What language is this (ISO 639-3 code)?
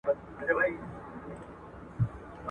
pus